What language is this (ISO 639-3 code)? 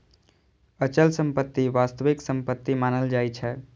mai